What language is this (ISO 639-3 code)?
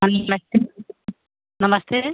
hin